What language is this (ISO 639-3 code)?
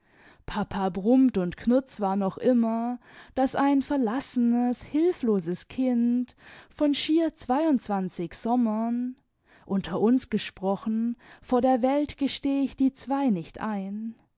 deu